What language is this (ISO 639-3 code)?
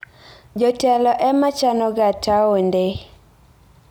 luo